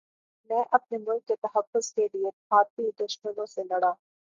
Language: Urdu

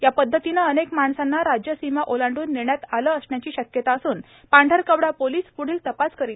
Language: Marathi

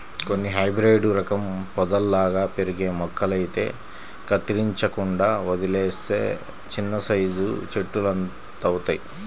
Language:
Telugu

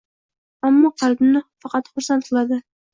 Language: Uzbek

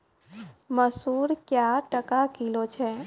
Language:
Maithili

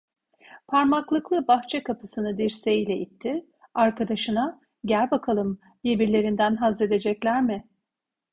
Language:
Turkish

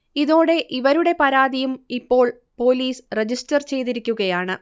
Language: Malayalam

